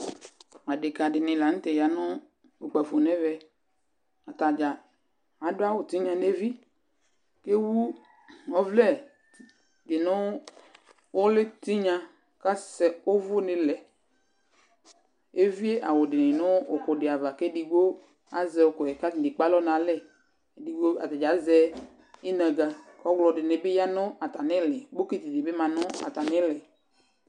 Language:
Ikposo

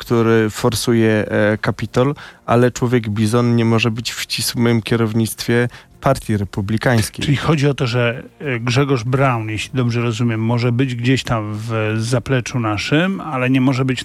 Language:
Polish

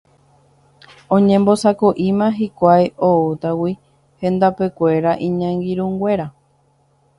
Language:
Guarani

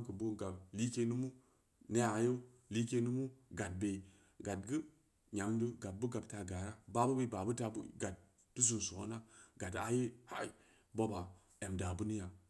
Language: Samba Leko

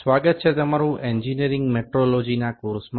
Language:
Gujarati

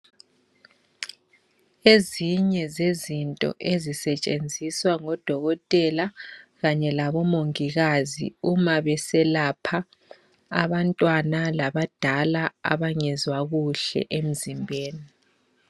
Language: North Ndebele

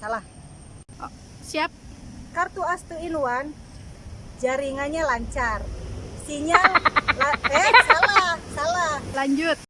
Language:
Indonesian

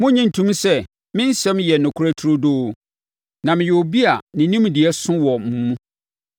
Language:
Akan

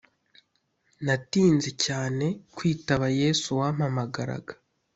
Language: Kinyarwanda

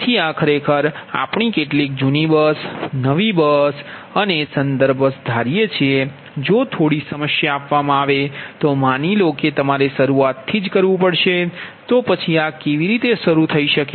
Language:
Gujarati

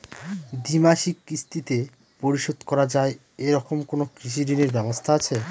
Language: Bangla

